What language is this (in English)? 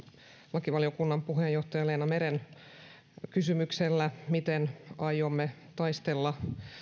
Finnish